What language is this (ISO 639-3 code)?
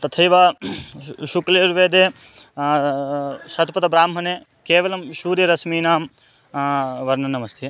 san